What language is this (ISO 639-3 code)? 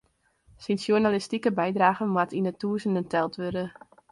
fry